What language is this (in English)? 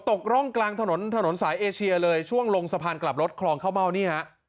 Thai